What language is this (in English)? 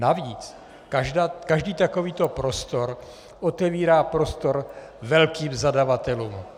Czech